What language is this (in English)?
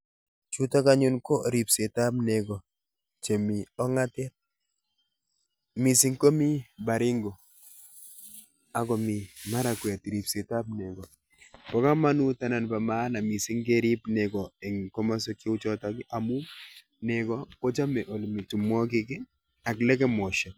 Kalenjin